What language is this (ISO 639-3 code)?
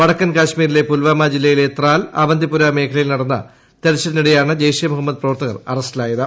mal